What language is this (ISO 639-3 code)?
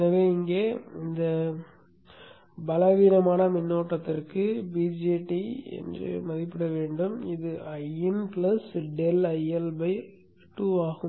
tam